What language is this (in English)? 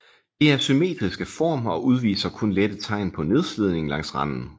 Danish